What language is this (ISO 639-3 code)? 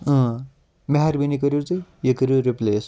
kas